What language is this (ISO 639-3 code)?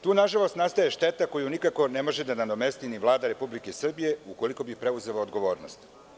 srp